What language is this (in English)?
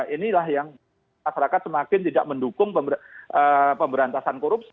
Indonesian